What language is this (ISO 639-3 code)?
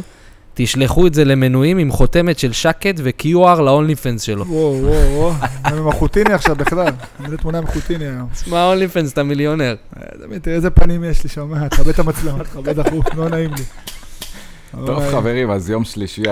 heb